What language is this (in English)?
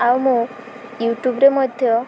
Odia